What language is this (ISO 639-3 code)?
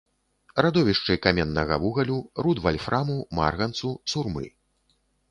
bel